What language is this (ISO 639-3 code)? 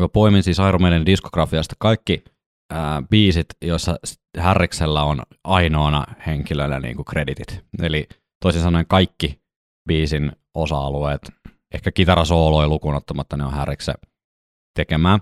fin